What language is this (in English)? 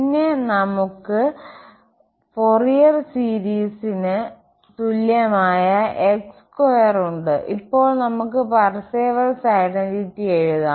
Malayalam